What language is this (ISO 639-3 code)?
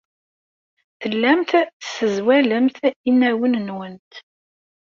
kab